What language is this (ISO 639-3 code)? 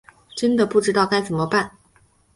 zho